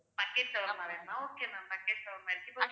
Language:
Tamil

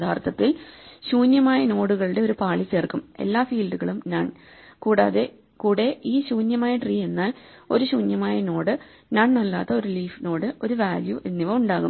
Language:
Malayalam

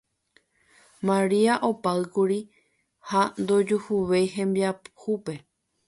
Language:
Guarani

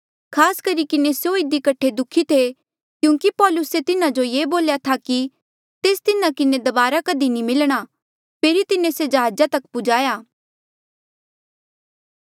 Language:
Mandeali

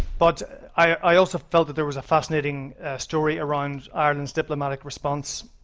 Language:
English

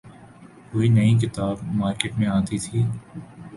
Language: Urdu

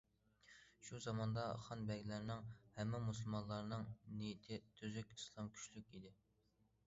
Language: Uyghur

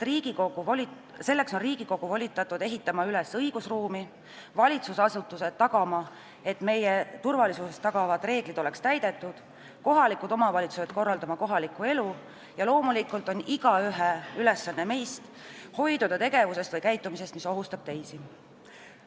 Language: Estonian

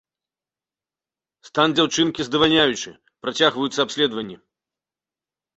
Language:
Belarusian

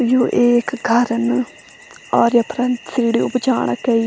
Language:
Garhwali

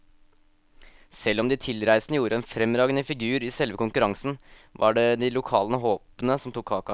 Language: Norwegian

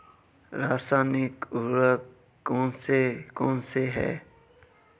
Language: Hindi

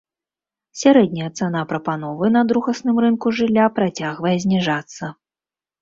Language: Belarusian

